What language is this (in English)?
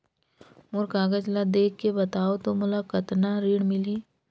Chhattisgarhi